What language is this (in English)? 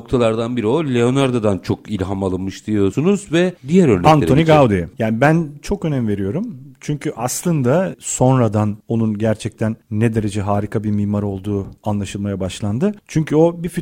Turkish